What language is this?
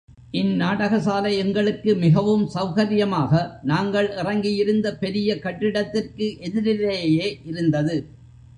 Tamil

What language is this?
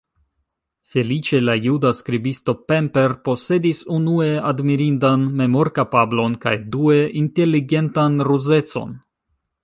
Esperanto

